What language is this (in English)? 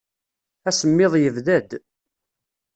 Kabyle